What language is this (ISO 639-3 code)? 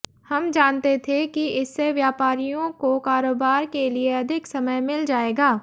hin